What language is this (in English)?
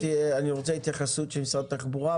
Hebrew